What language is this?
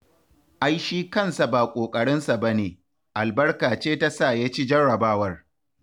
Hausa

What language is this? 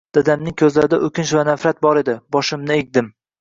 Uzbek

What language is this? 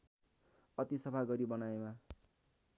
Nepali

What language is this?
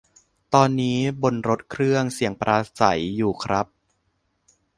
Thai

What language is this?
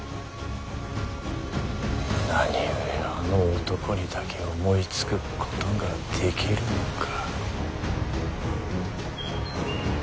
Japanese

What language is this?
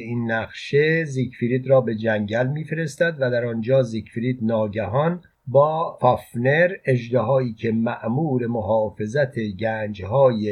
Persian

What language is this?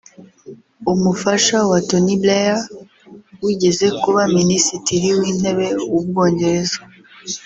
Kinyarwanda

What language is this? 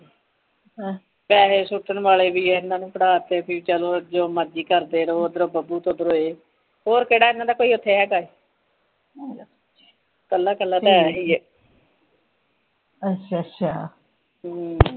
Punjabi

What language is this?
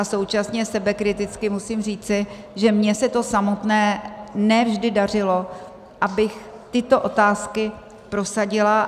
Czech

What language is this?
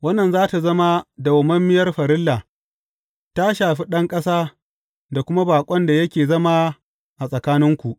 Hausa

